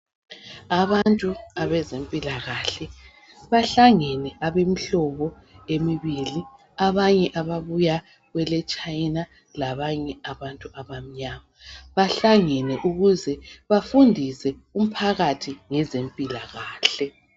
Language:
North Ndebele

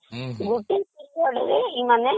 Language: Odia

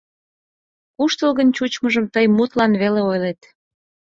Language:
Mari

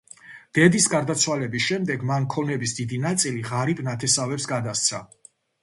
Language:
Georgian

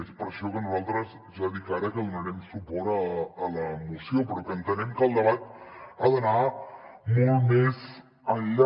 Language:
Catalan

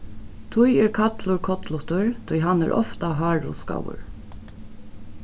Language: Faroese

